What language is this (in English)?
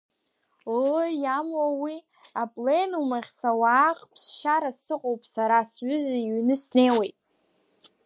Abkhazian